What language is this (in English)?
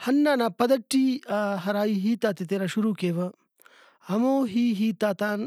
Brahui